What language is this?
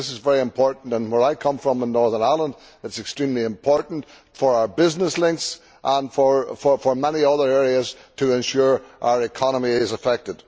English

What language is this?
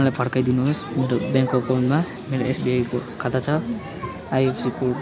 Nepali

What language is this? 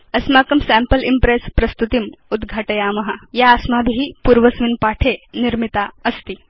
Sanskrit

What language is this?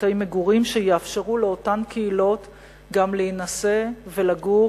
Hebrew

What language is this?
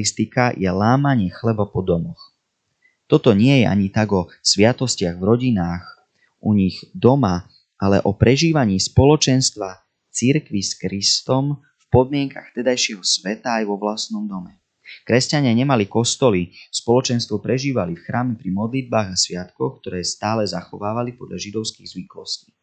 Slovak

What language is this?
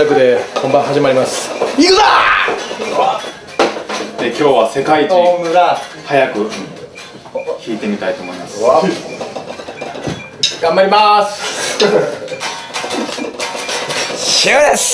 Japanese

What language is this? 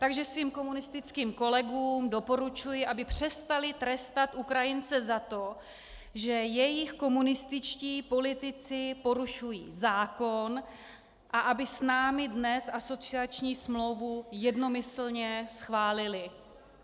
Czech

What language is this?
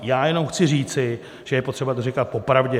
Czech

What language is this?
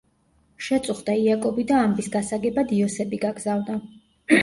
Georgian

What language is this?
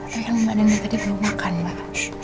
Indonesian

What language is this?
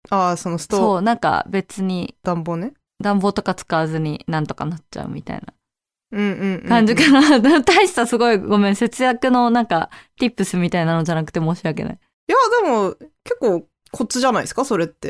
Japanese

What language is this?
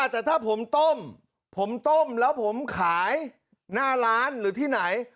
Thai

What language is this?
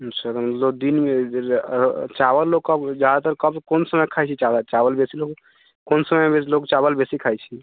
Maithili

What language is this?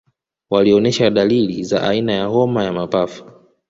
Swahili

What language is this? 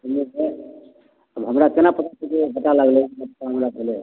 Maithili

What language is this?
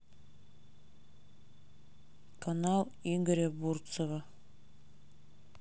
Russian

